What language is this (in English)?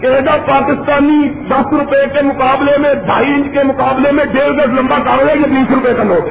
Urdu